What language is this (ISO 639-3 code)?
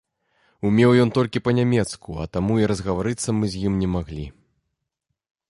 bel